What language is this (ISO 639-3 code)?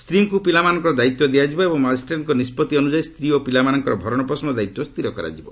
ori